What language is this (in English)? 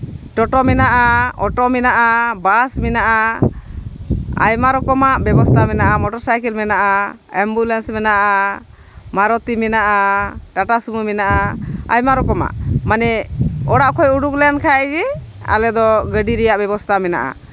Santali